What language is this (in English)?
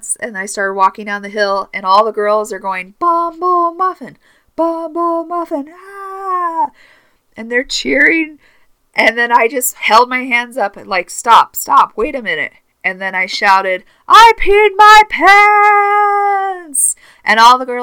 English